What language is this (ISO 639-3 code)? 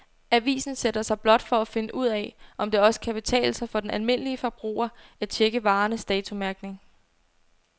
dan